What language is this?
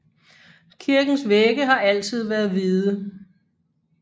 Danish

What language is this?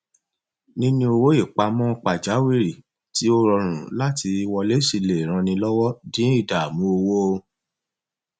Yoruba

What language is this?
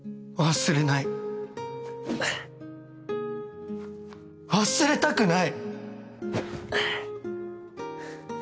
Japanese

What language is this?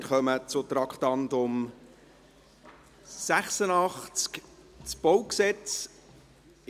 Swiss German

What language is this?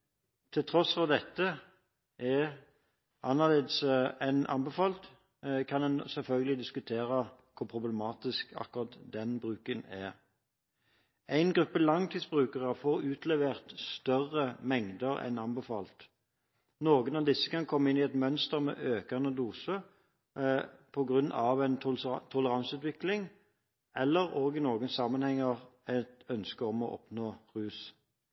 Norwegian Bokmål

